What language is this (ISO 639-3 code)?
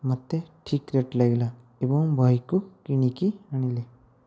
ori